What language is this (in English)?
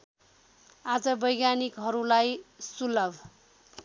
Nepali